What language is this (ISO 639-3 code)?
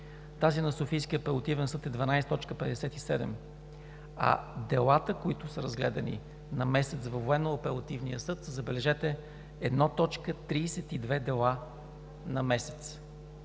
bul